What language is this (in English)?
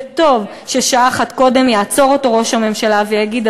Hebrew